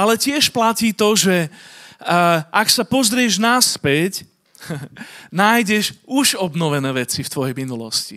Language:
Slovak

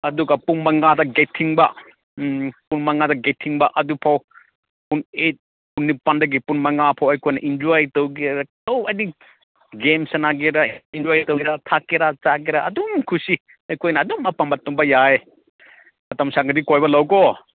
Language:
Manipuri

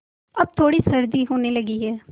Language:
Hindi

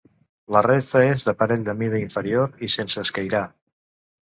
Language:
Catalan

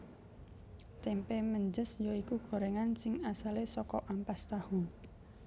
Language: Javanese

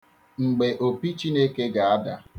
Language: Igbo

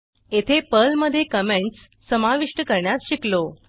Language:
Marathi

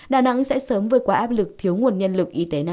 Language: Vietnamese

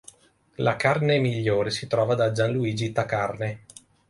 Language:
Italian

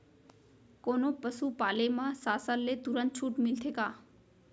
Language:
Chhattisgarhi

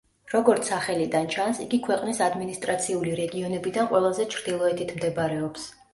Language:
Georgian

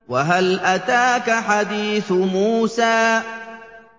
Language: Arabic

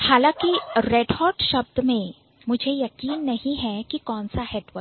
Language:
Hindi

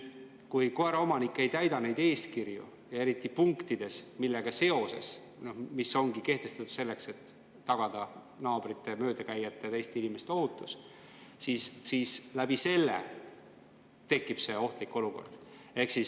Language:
Estonian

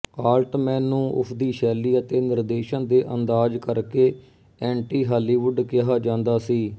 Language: Punjabi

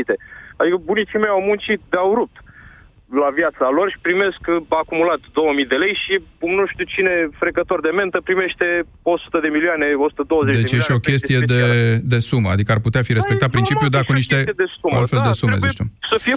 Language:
Romanian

